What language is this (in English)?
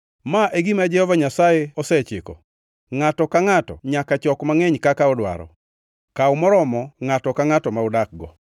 Luo (Kenya and Tanzania)